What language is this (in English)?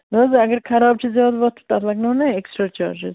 Kashmiri